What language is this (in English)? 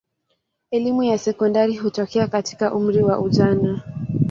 Swahili